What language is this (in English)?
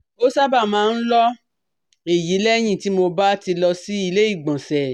Yoruba